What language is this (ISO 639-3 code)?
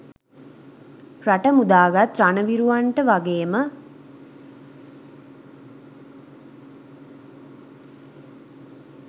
sin